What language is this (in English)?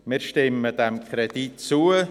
Swiss German